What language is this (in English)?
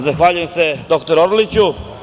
Serbian